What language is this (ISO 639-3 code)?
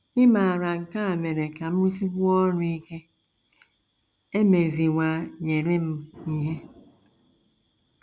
ibo